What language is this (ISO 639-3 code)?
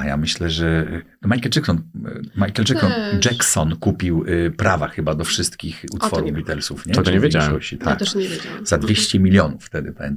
pol